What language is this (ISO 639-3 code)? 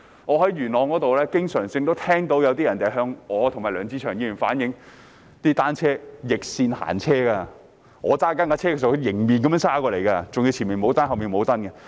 yue